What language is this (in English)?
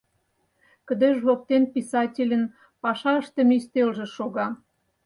Mari